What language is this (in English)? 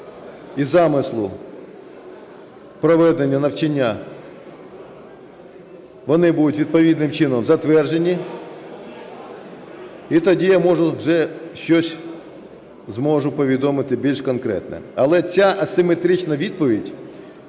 Ukrainian